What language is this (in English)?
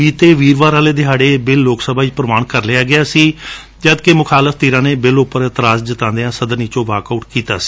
Punjabi